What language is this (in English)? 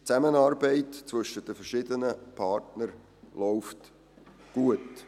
Swiss German